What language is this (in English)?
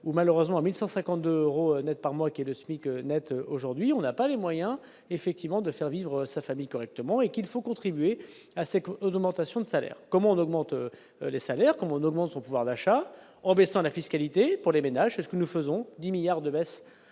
French